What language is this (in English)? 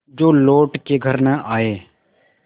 Hindi